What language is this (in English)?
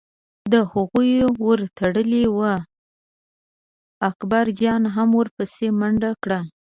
Pashto